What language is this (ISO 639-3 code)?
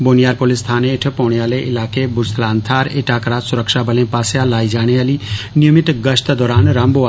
doi